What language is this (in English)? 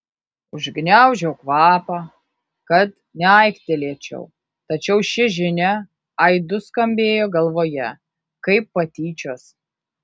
Lithuanian